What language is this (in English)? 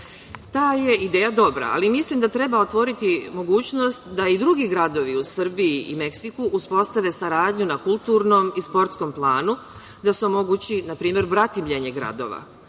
Serbian